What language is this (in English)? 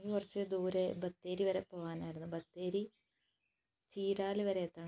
Malayalam